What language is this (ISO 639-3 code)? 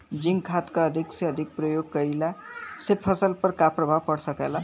bho